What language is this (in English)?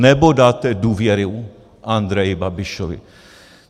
Czech